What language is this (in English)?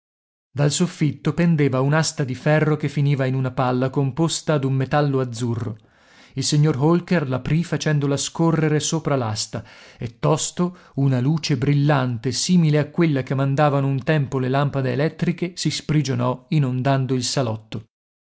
Italian